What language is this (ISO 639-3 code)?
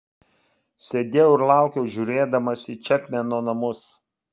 lit